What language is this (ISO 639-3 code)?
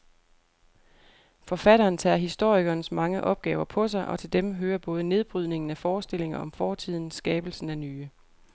dan